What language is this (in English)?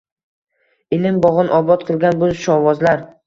Uzbek